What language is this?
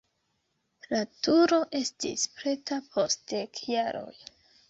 Esperanto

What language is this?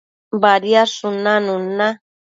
Matsés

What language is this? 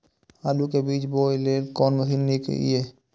Maithili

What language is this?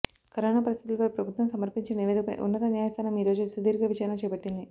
Telugu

